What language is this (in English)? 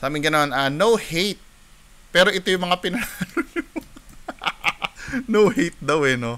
Filipino